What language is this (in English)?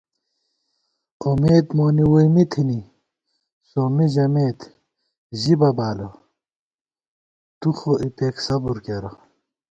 Gawar-Bati